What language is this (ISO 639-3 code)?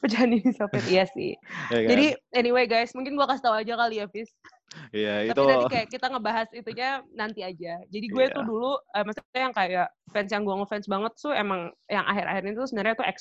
ind